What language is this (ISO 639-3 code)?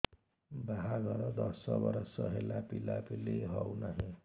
ori